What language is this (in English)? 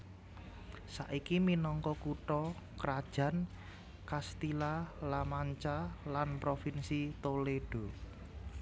Javanese